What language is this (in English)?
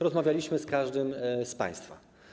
Polish